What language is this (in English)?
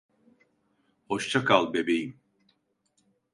Turkish